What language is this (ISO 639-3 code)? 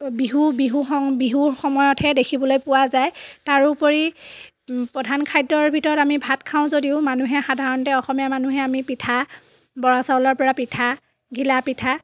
asm